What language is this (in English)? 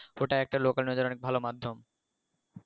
Bangla